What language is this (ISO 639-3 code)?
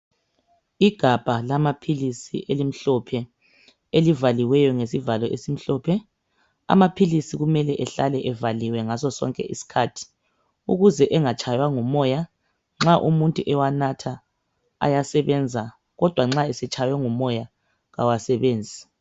nde